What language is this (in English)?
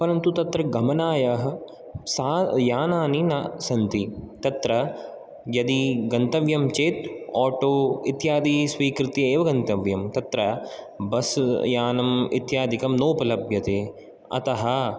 Sanskrit